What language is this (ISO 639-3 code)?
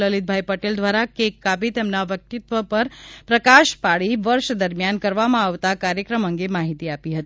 guj